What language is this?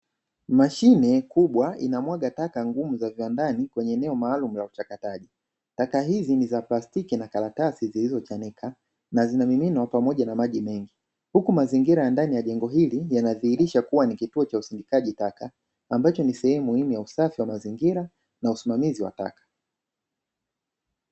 Swahili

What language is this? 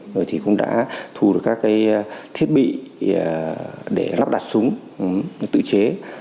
Vietnamese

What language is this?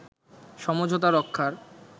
Bangla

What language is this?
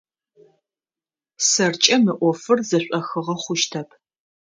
Adyghe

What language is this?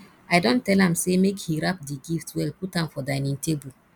Nigerian Pidgin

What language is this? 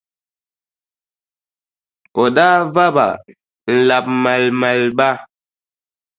Dagbani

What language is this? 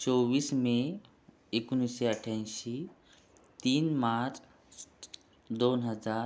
Marathi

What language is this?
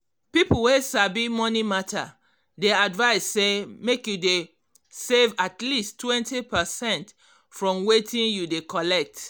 Nigerian Pidgin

